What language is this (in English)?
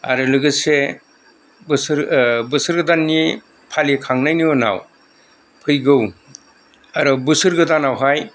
Bodo